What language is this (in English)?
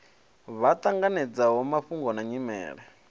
Venda